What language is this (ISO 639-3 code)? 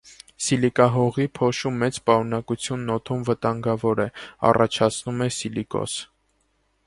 hye